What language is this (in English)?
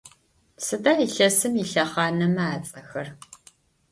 Adyghe